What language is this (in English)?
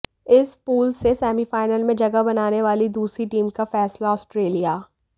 Hindi